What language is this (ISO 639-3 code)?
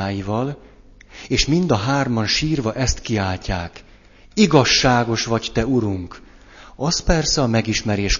hun